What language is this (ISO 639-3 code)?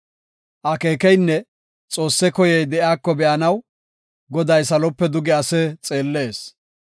gof